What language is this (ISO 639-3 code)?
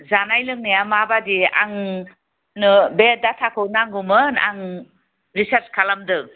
brx